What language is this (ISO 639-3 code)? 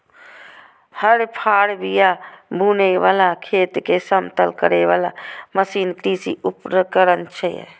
mai